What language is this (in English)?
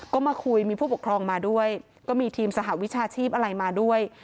Thai